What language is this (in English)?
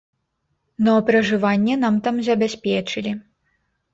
Belarusian